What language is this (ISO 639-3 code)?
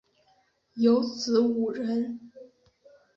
zho